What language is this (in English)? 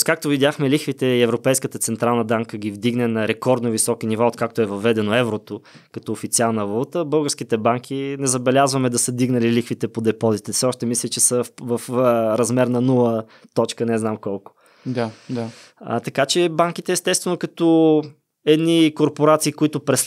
Bulgarian